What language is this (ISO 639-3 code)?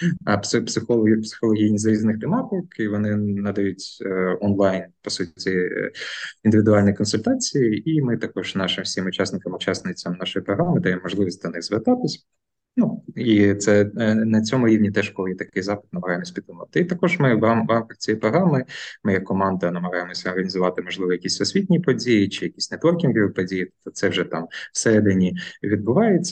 ukr